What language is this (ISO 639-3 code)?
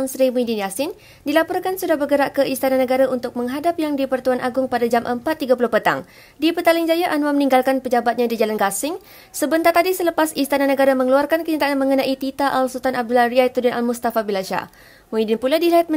msa